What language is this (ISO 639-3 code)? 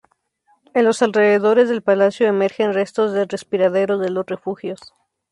spa